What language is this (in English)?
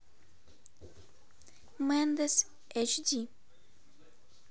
Russian